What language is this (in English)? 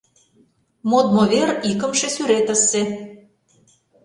Mari